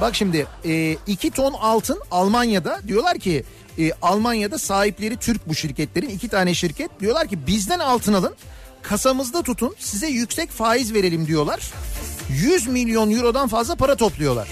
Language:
Turkish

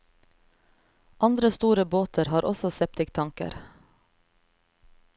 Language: Norwegian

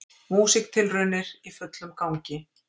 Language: Icelandic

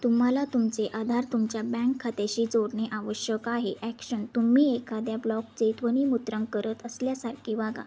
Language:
Marathi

